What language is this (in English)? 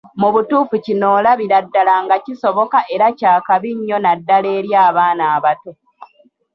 Ganda